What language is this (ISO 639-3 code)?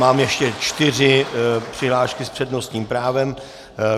ces